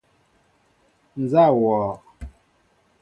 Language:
Mbo (Cameroon)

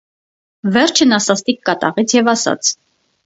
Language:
Armenian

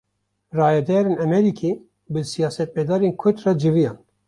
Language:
Kurdish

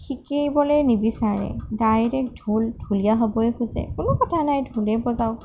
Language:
Assamese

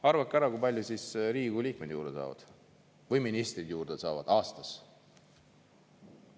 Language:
Estonian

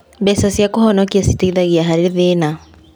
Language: Kikuyu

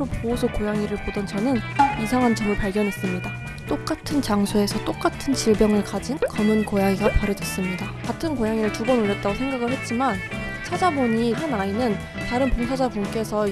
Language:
Korean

